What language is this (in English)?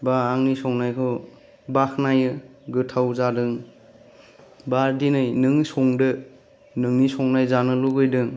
Bodo